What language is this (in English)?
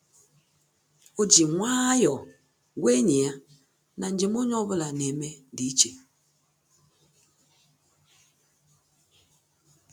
Igbo